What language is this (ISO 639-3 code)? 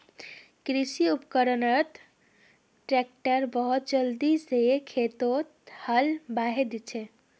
mag